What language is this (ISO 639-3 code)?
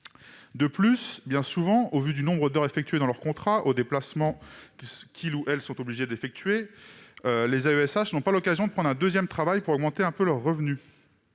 fra